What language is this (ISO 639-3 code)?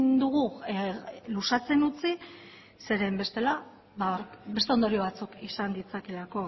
eus